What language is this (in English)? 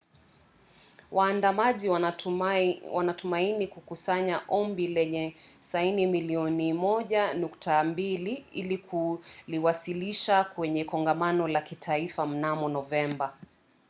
Swahili